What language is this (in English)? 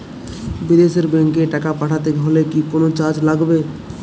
Bangla